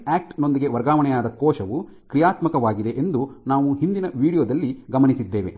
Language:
Kannada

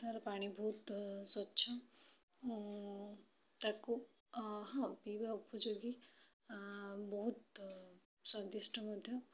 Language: Odia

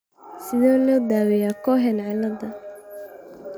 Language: Somali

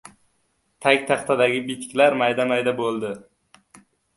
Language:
Uzbek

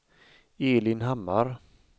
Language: Swedish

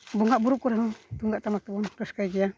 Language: Santali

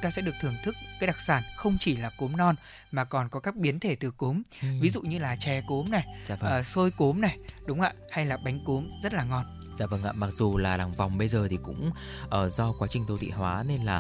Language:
Vietnamese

